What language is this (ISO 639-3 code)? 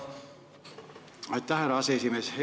est